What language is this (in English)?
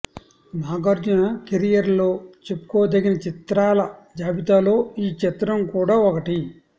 Telugu